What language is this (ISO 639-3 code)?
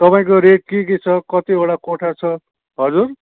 nep